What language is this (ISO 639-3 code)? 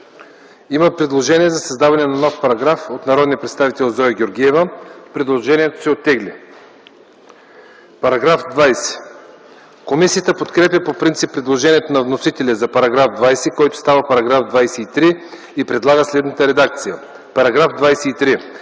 bul